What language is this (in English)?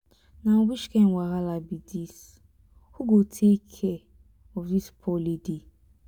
Nigerian Pidgin